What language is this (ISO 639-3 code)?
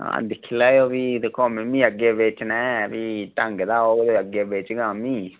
doi